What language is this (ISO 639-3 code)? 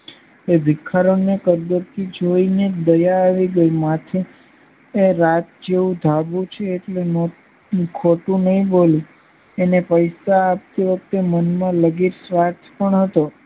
guj